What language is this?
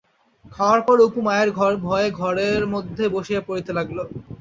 Bangla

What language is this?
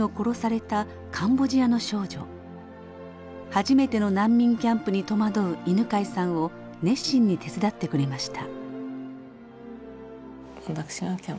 Japanese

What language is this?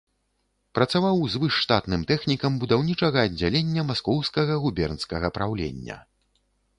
Belarusian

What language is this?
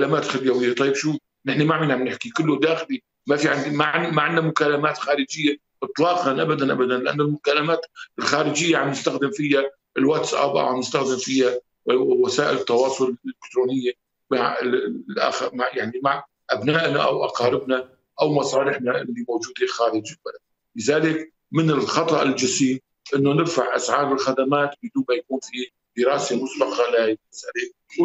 Arabic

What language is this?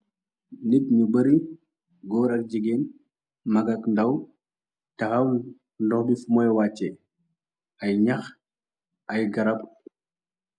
Wolof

